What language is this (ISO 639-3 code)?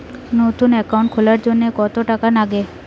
ben